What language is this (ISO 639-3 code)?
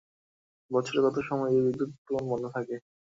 ben